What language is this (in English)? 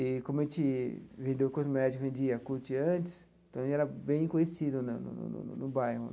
Portuguese